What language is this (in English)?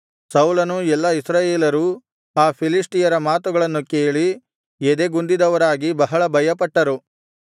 Kannada